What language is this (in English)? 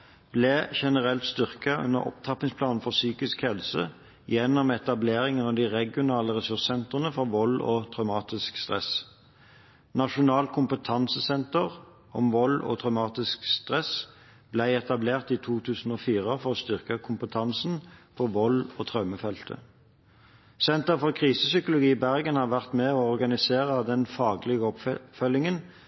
Norwegian Bokmål